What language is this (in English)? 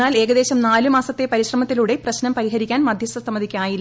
Malayalam